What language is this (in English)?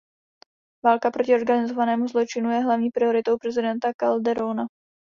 Czech